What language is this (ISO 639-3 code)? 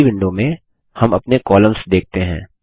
hin